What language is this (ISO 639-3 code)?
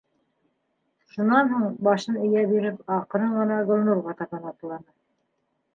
bak